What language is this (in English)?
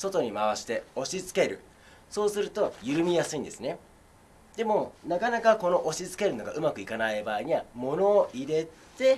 Japanese